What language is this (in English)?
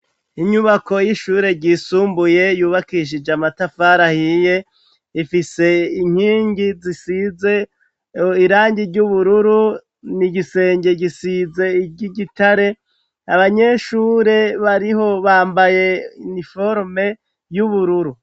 Rundi